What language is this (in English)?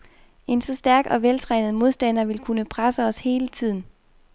Danish